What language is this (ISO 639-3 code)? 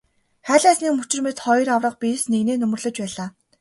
mon